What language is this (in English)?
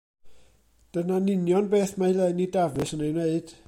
Welsh